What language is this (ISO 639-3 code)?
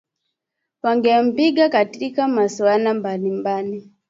swa